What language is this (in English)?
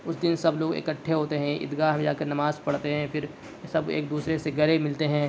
Urdu